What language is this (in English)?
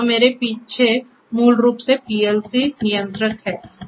Hindi